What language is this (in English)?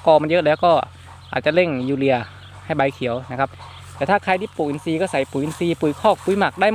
Thai